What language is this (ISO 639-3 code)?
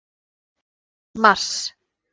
isl